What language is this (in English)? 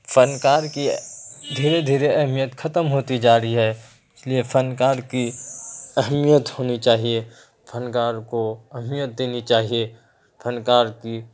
Urdu